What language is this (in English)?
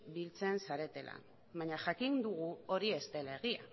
Basque